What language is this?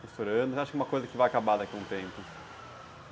Portuguese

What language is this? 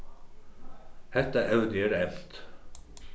Faroese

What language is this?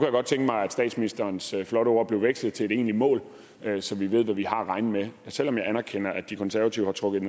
Danish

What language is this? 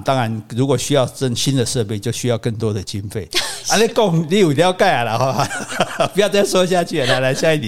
Chinese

